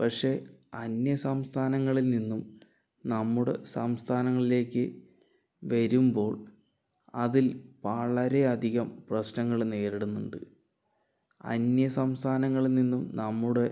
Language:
Malayalam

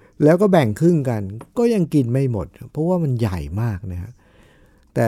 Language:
Thai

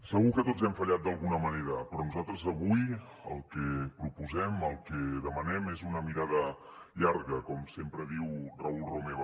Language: Catalan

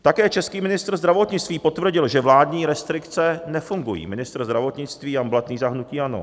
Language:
Czech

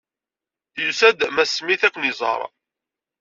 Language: Kabyle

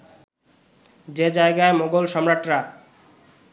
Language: Bangla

